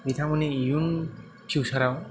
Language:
Bodo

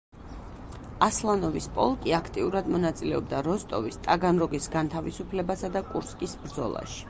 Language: Georgian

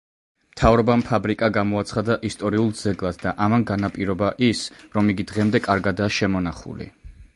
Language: Georgian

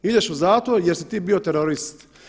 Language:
Croatian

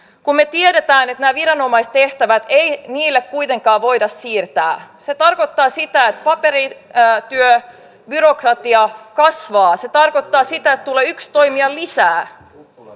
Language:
Finnish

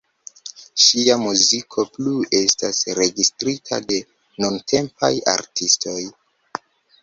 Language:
Esperanto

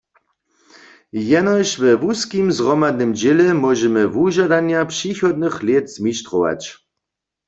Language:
Upper Sorbian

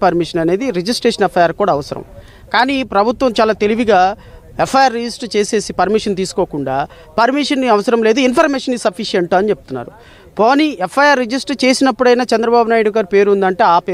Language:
English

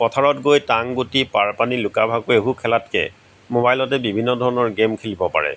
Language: Assamese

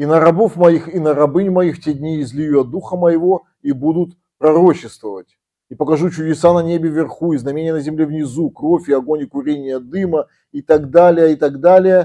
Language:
Russian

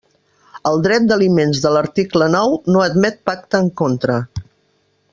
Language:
Catalan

